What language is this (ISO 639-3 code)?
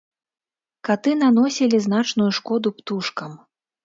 bel